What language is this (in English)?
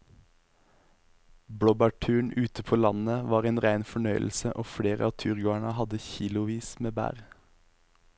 Norwegian